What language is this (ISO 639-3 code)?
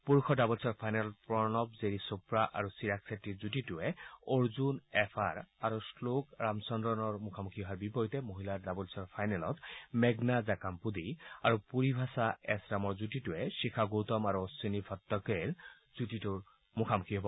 asm